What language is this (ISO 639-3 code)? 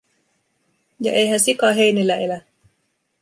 fin